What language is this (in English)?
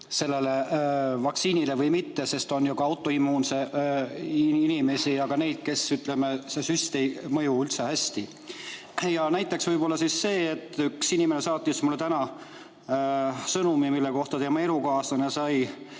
Estonian